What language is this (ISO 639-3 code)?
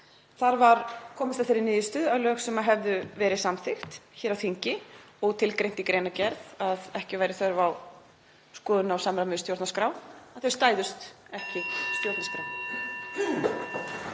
isl